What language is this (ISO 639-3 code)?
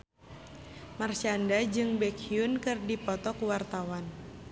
sun